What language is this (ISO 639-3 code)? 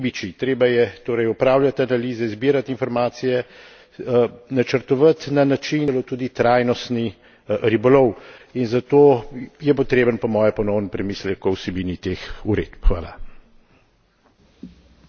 slv